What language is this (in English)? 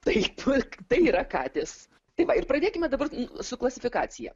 Lithuanian